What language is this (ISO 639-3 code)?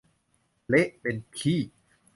tha